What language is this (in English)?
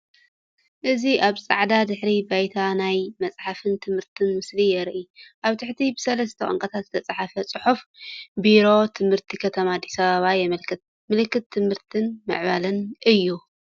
Tigrinya